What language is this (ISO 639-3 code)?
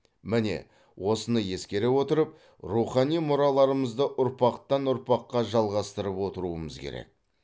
kaz